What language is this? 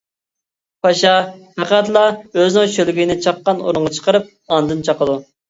Uyghur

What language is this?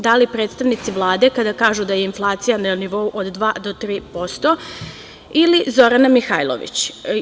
Serbian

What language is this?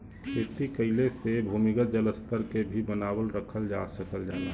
Bhojpuri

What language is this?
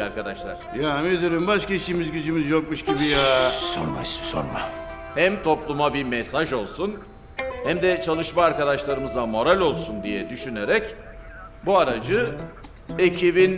Turkish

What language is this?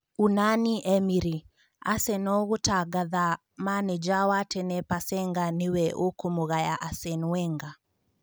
Kikuyu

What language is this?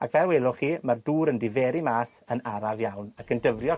Welsh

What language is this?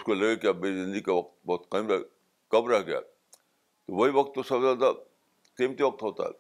Urdu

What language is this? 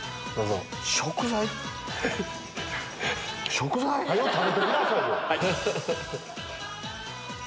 Japanese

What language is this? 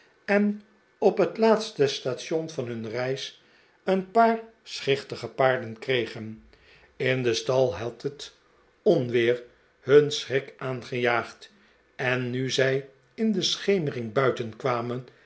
Dutch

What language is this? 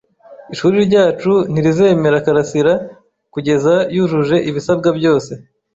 Kinyarwanda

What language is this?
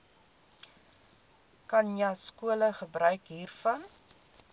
Afrikaans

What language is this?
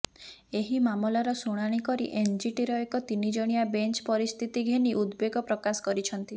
Odia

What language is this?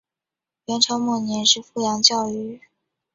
Chinese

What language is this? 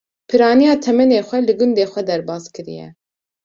Kurdish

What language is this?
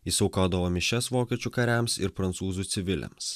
Lithuanian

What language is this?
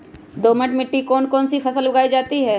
Magahi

